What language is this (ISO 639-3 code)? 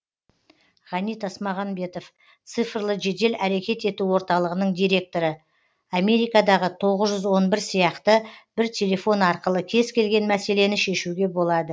kaz